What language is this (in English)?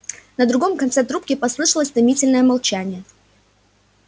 Russian